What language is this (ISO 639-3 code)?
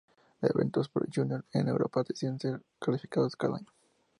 spa